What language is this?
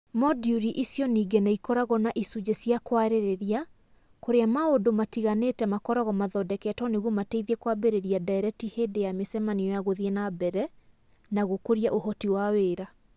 Kikuyu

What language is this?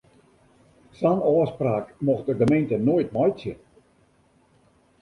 Western Frisian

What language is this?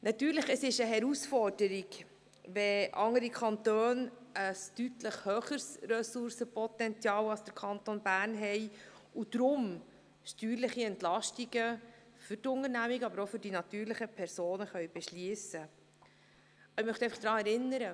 Swiss German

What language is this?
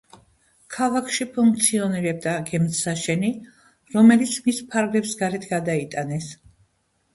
Georgian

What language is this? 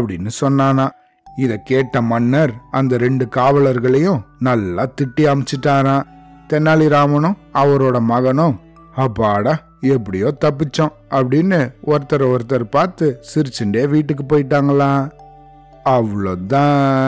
Tamil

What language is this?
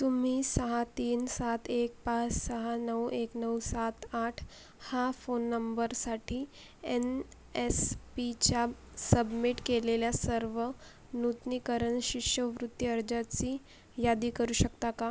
Marathi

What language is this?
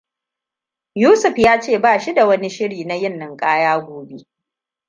Hausa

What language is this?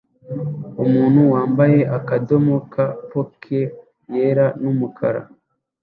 Kinyarwanda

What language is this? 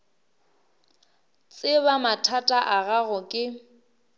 Northern Sotho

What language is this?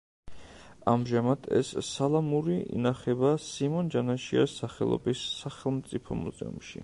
Georgian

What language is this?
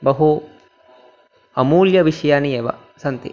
Sanskrit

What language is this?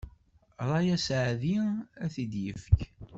Kabyle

